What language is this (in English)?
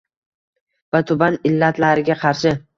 Uzbek